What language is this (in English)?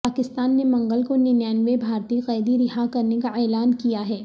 Urdu